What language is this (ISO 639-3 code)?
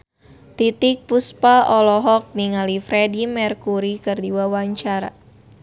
sun